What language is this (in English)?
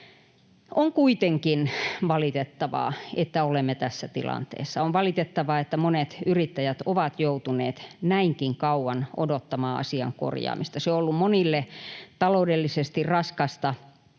Finnish